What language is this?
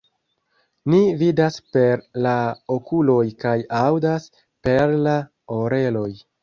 Esperanto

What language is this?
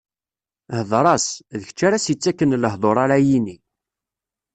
Kabyle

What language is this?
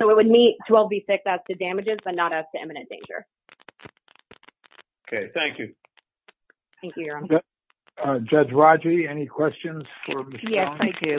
English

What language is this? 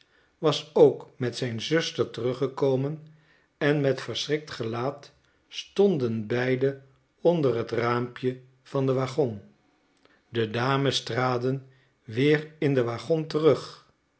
Dutch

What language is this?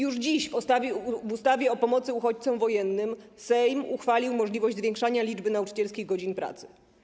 Polish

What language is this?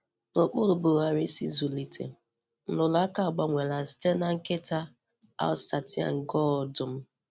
Igbo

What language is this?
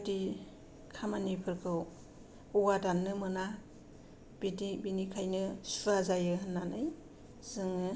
Bodo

